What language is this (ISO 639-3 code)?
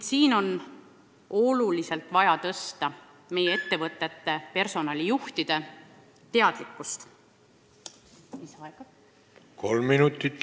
est